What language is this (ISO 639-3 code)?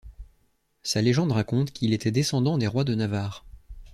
fra